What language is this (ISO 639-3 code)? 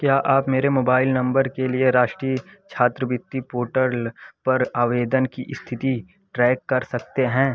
hin